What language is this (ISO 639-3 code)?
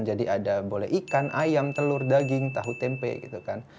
ind